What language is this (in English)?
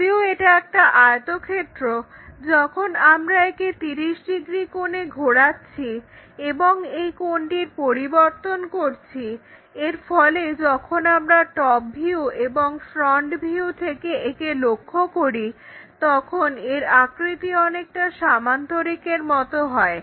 Bangla